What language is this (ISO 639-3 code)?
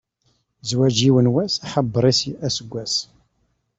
kab